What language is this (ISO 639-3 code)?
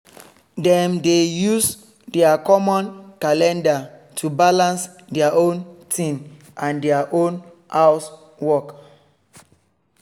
pcm